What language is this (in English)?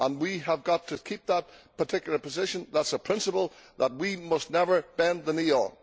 English